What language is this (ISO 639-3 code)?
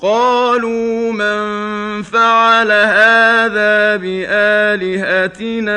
ara